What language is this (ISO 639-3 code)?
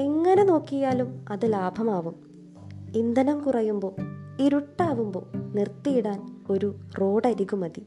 mal